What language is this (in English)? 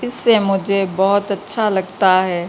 Urdu